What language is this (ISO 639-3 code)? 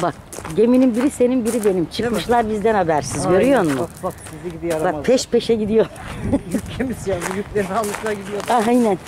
tur